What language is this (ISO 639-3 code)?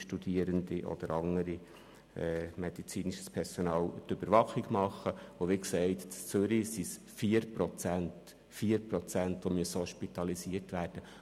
gsw